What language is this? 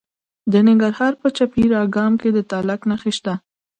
Pashto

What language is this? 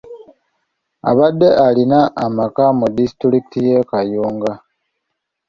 Ganda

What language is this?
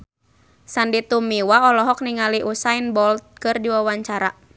Sundanese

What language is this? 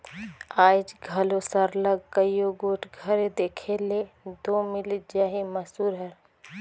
Chhattisgarhi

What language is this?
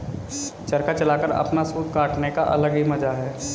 Hindi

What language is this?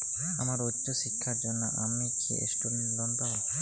Bangla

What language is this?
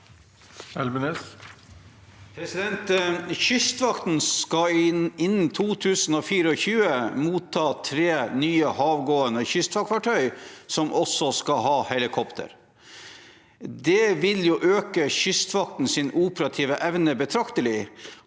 Norwegian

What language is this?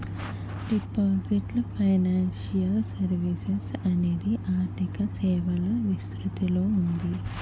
Telugu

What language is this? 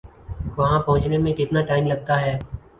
Urdu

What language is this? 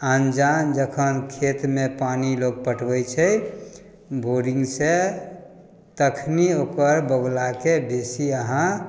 Maithili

